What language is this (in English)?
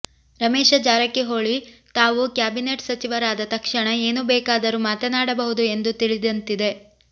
Kannada